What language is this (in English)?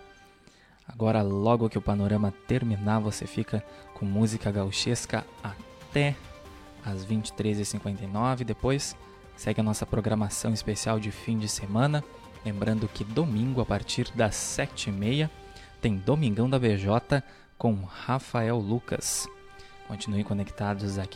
Portuguese